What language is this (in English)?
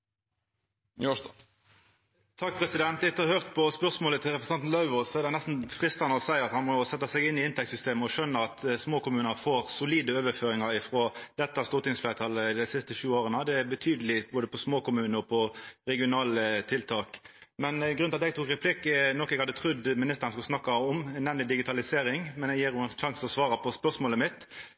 Norwegian Nynorsk